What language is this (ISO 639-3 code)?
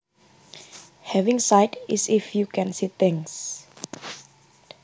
jav